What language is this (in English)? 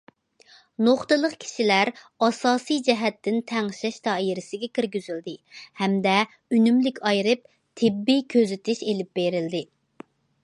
Uyghur